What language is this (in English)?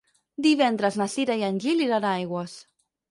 Catalan